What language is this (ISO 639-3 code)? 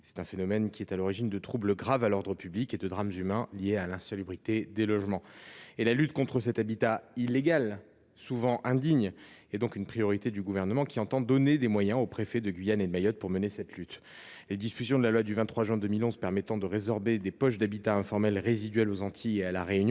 fra